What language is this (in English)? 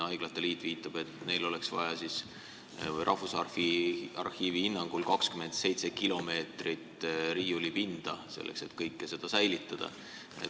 Estonian